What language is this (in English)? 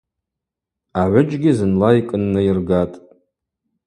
Abaza